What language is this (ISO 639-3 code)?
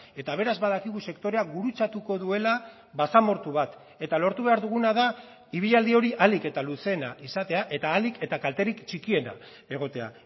eus